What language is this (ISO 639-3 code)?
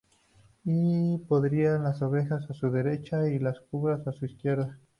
spa